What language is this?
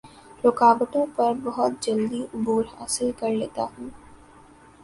Urdu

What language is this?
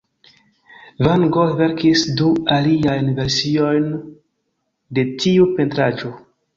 Esperanto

